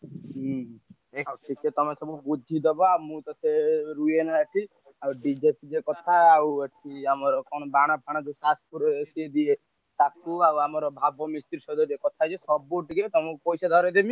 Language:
Odia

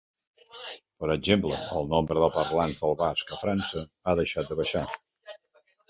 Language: Catalan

